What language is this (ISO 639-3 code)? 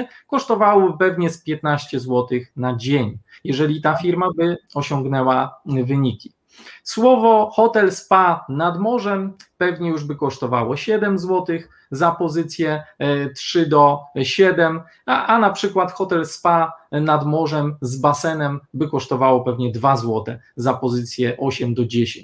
pol